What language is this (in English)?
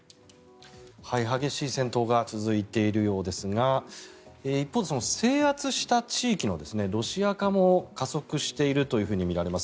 Japanese